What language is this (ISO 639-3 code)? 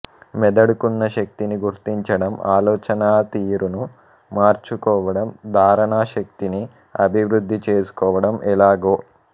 tel